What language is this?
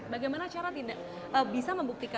Indonesian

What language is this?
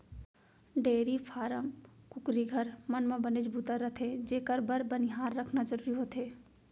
Chhattisgarhi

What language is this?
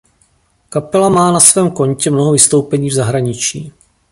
Czech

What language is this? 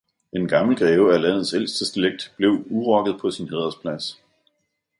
Danish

